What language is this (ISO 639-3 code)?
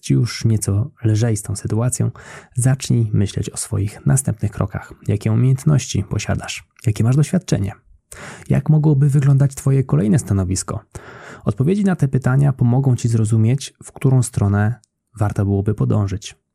pol